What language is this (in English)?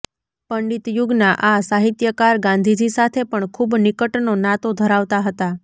Gujarati